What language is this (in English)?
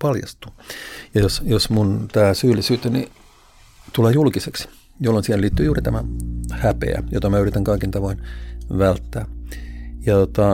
Finnish